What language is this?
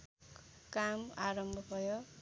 Nepali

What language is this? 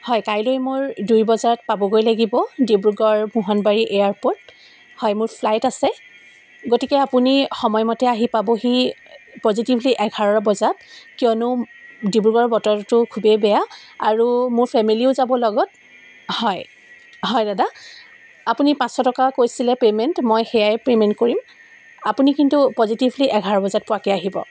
Assamese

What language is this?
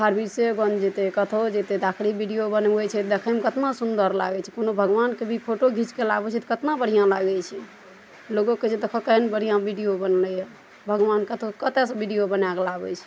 Maithili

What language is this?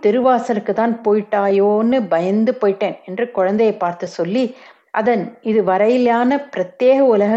Tamil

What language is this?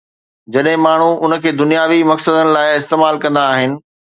Sindhi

